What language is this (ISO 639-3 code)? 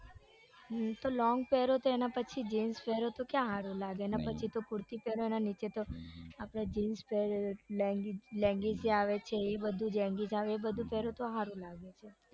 guj